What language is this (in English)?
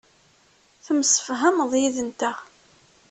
Kabyle